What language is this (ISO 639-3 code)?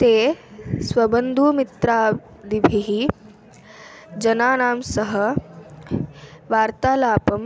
san